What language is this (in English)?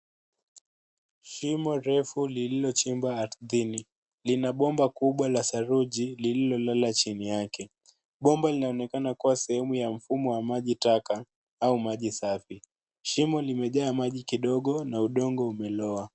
Swahili